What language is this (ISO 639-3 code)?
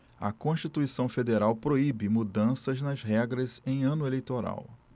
por